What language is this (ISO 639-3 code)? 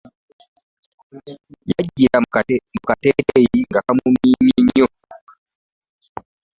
lug